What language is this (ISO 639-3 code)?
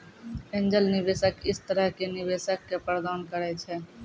mai